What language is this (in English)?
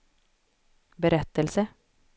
Swedish